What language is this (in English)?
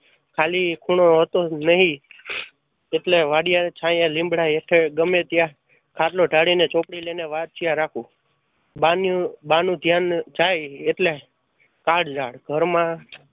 Gujarati